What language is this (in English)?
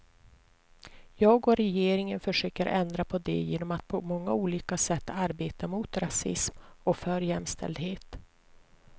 Swedish